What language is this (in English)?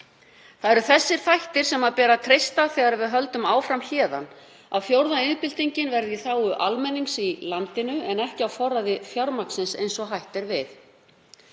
Icelandic